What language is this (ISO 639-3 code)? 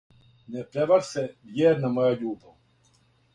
srp